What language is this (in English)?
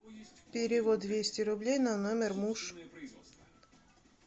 Russian